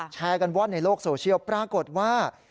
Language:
Thai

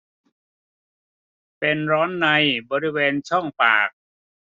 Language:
Thai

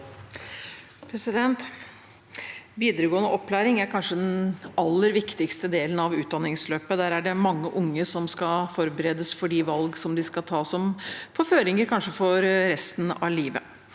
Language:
Norwegian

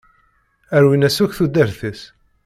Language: Kabyle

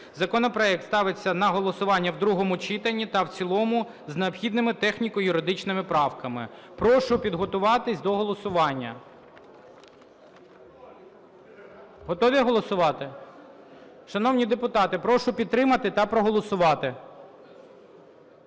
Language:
Ukrainian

